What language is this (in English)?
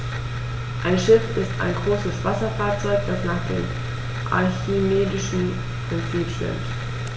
German